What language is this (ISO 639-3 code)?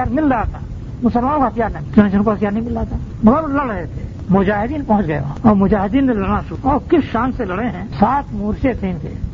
urd